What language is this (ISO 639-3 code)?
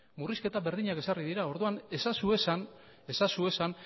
eus